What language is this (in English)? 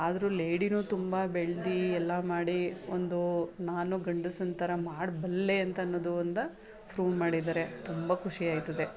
Kannada